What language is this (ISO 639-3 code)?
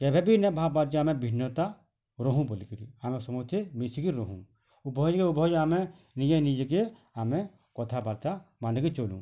ori